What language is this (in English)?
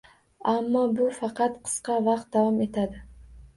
Uzbek